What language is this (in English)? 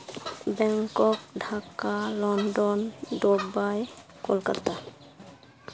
Santali